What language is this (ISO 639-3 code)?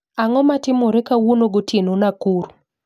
luo